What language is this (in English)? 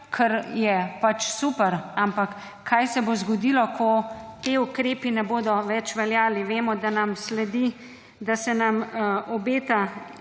Slovenian